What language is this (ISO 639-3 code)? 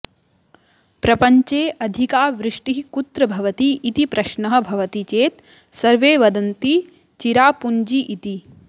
san